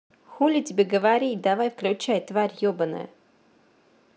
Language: Russian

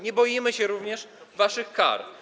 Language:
Polish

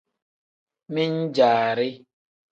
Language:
Tem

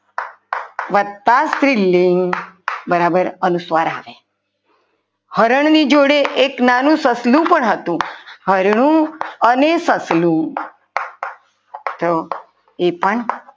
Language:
Gujarati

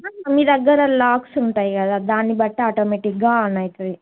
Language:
Telugu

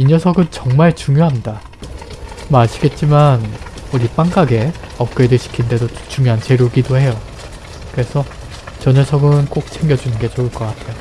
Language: Korean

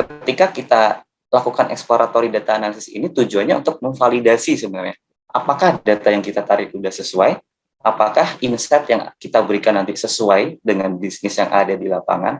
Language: Indonesian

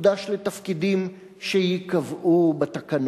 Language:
Hebrew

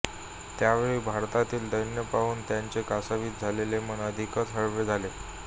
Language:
Marathi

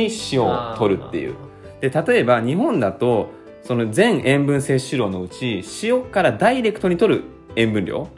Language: Japanese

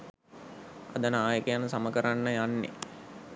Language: Sinhala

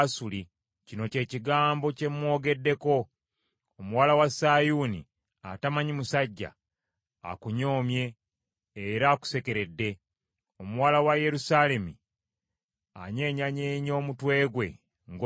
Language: Ganda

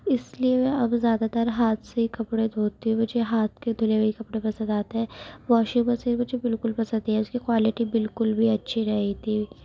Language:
Urdu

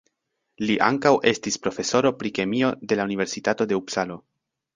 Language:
Esperanto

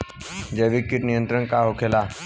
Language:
Bhojpuri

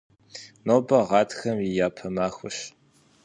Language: Kabardian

